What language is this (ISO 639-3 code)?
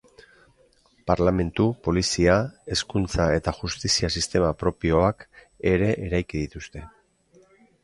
eus